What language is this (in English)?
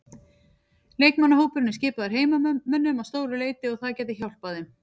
Icelandic